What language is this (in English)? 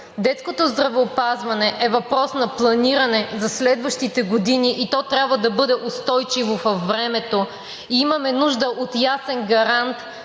Bulgarian